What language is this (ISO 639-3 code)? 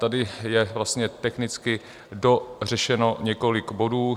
ces